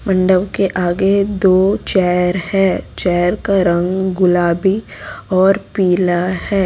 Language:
Hindi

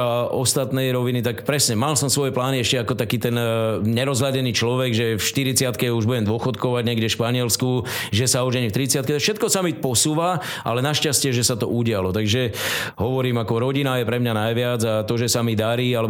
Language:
Slovak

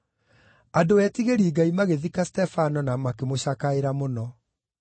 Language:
Kikuyu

